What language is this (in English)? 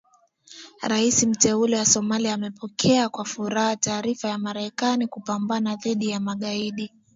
Swahili